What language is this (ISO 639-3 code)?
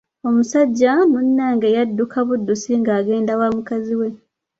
lug